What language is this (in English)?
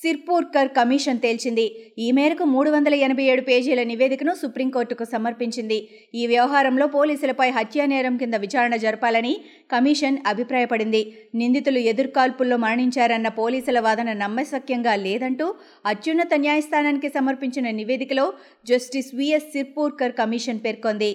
Telugu